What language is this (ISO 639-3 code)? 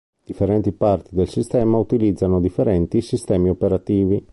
ita